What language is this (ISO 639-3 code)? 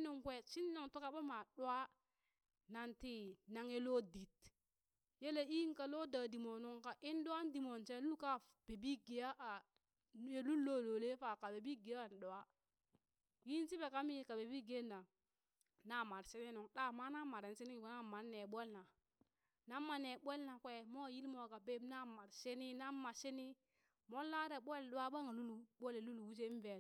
bys